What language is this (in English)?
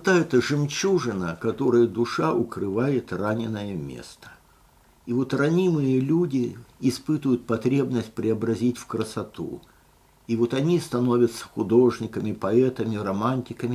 Russian